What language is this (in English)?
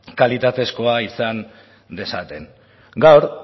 Basque